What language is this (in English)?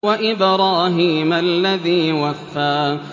Arabic